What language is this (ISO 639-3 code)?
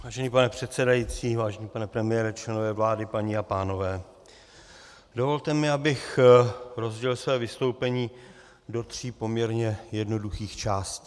ces